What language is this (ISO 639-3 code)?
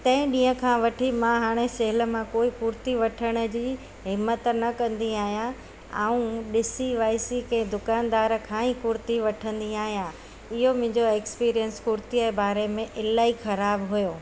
snd